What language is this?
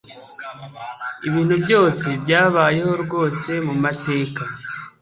Kinyarwanda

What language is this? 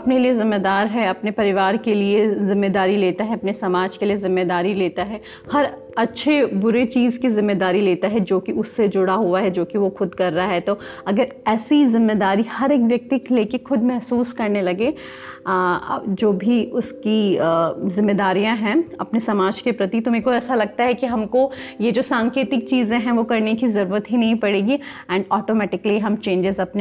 Hindi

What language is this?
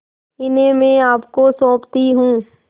Hindi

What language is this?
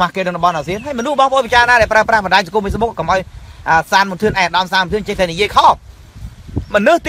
Vietnamese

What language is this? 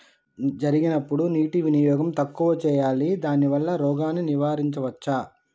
Telugu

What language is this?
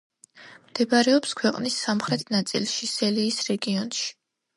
Georgian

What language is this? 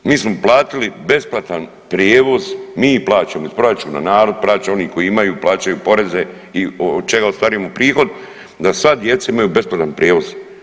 Croatian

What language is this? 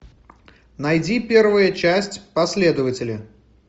Russian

